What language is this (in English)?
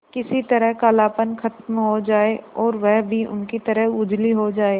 Hindi